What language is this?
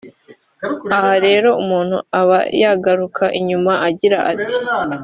Kinyarwanda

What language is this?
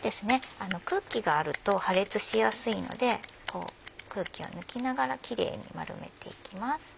Japanese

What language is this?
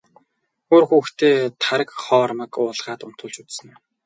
Mongolian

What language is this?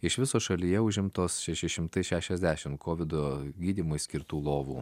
Lithuanian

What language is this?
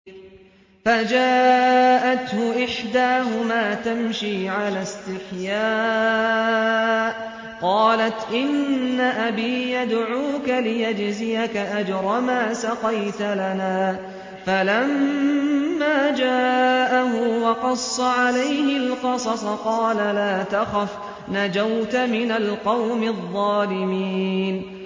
Arabic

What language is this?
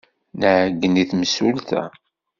Kabyle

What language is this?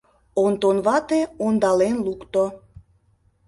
Mari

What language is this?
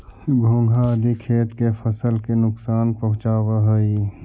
Magahi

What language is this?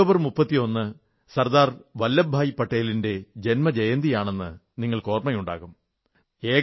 Malayalam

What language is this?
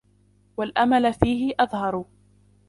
Arabic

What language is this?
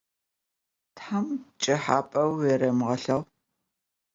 Adyghe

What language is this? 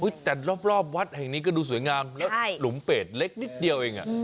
Thai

